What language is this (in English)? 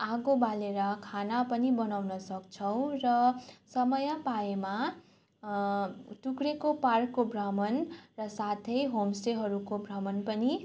Nepali